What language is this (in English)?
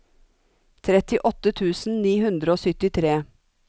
Norwegian